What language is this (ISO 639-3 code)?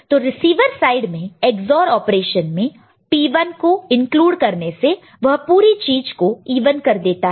hin